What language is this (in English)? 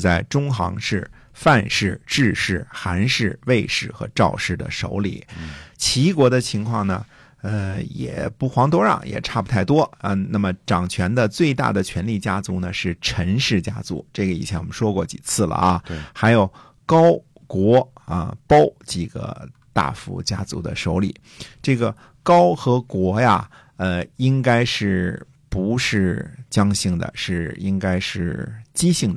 Chinese